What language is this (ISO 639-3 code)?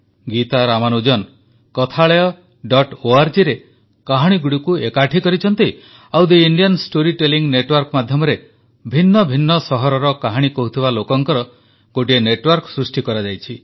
ori